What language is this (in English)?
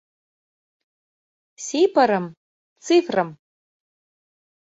Mari